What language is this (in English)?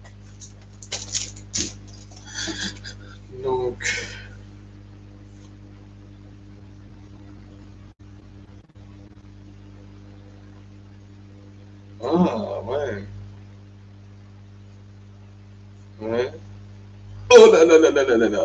French